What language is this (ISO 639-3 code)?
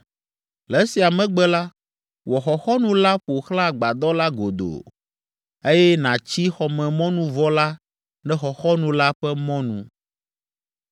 ewe